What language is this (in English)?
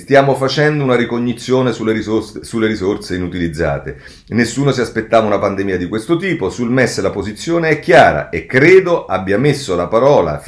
Italian